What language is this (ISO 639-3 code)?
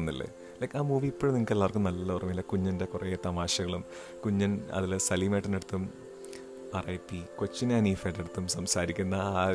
mal